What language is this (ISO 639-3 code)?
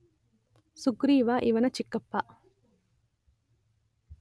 kan